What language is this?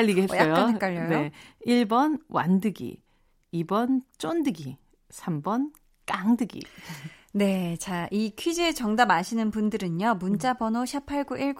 Korean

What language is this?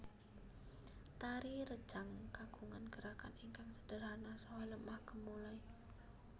Javanese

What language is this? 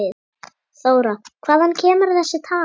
Icelandic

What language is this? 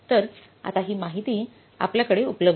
Marathi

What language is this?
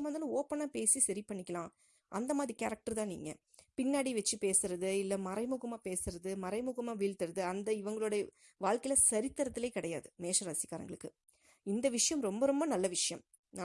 Tamil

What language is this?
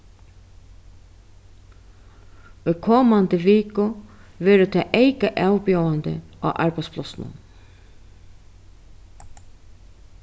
Faroese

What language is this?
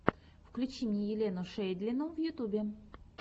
Russian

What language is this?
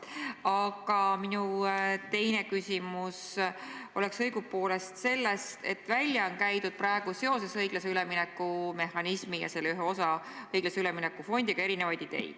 Estonian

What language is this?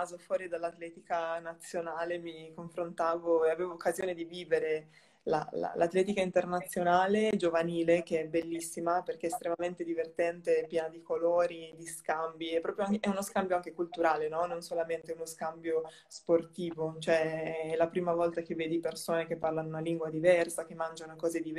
Italian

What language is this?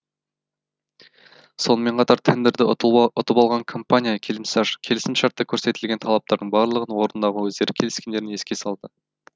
Kazakh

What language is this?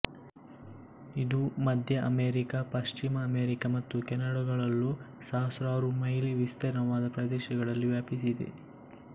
Kannada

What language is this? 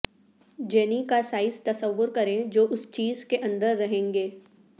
Urdu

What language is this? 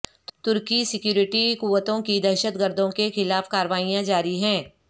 Urdu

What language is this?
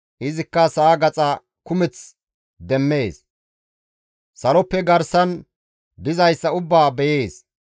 Gamo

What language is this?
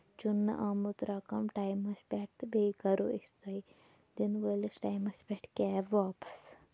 Kashmiri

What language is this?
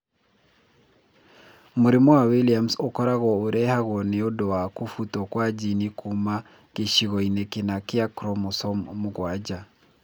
Kikuyu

